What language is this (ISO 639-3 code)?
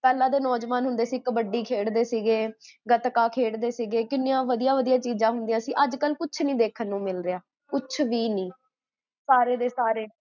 pan